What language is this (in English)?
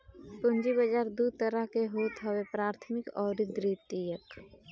Bhojpuri